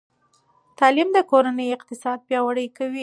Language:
Pashto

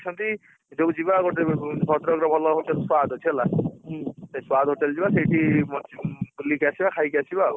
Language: Odia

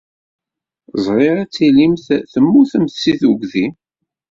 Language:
Kabyle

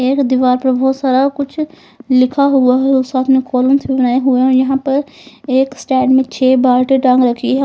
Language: Hindi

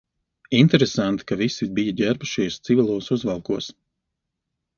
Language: Latvian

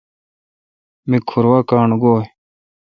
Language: Kalkoti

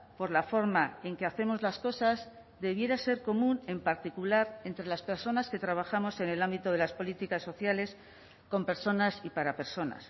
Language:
Spanish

